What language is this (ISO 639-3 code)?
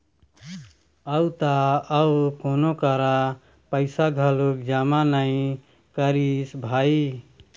hne